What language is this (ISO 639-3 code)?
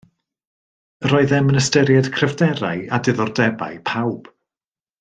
cym